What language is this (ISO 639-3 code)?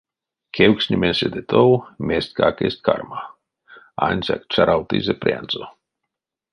myv